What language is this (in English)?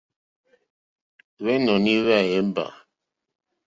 Mokpwe